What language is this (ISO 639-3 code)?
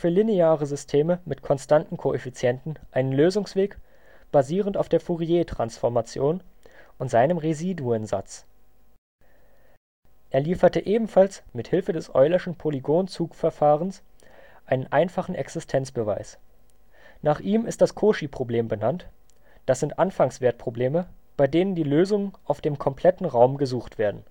deu